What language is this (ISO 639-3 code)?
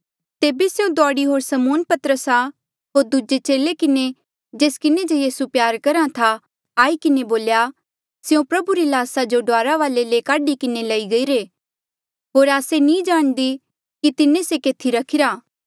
mjl